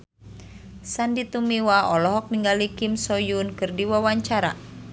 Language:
Sundanese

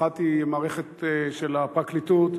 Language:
Hebrew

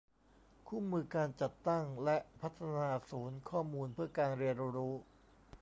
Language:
Thai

